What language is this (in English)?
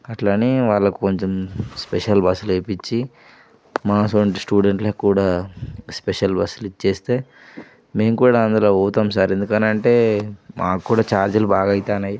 Telugu